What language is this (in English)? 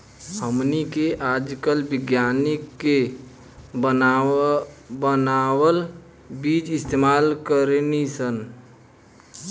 Bhojpuri